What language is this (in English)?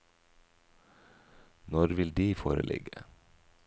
Norwegian